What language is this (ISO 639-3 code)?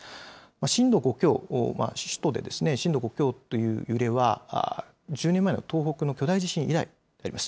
jpn